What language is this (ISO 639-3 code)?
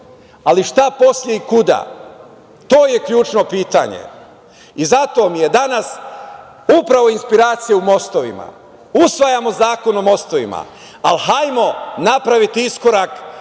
srp